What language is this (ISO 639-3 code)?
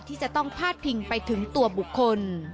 tha